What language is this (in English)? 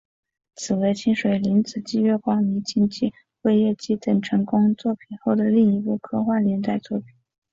Chinese